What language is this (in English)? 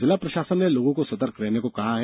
Hindi